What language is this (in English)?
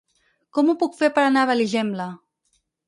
Catalan